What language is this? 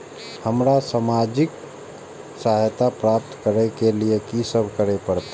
Maithili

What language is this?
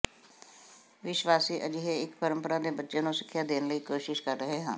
Punjabi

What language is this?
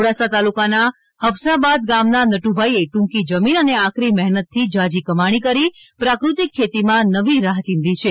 Gujarati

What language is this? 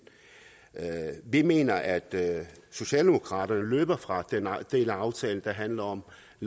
Danish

